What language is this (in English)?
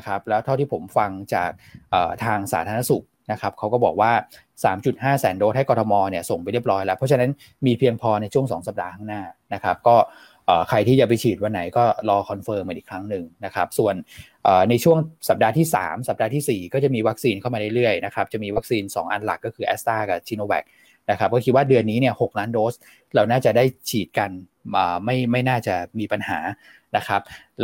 Thai